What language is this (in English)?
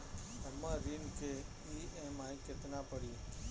Bhojpuri